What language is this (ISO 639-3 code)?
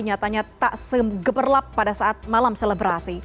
ind